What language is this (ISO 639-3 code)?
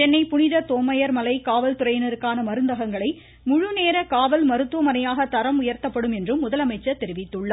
tam